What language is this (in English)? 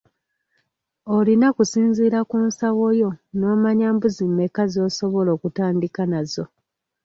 Ganda